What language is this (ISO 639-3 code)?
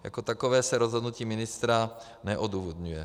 ces